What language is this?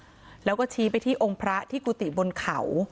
Thai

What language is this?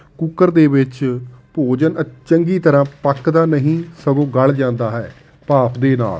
Punjabi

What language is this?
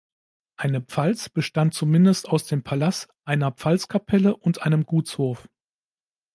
German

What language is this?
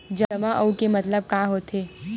Chhattisgarhi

